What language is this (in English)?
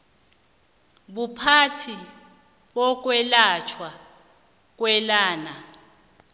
South Ndebele